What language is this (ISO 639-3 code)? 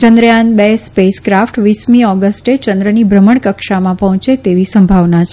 guj